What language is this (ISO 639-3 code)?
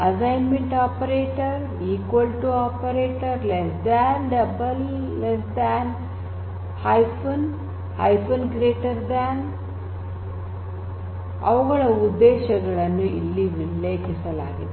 kan